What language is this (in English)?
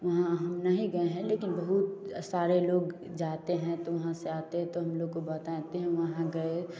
Hindi